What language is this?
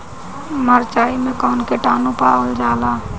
Bhojpuri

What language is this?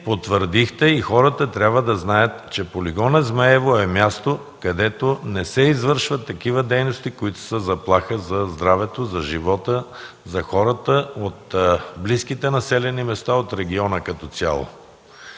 Bulgarian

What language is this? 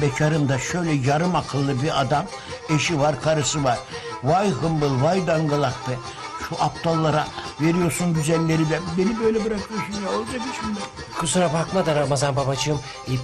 Turkish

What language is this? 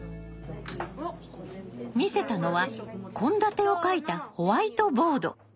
Japanese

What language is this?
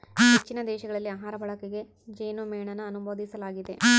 Kannada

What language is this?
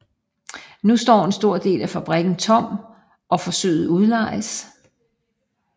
Danish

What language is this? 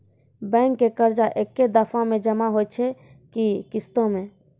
Maithili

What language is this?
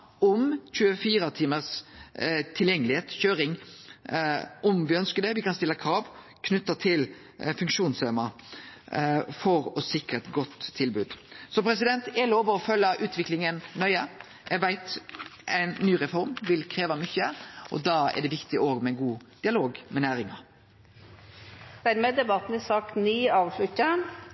Norwegian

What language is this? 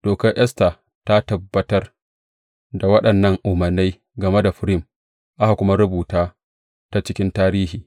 Hausa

